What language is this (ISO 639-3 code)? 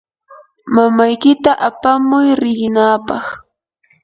qur